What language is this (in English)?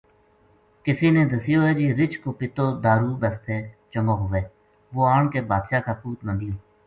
Gujari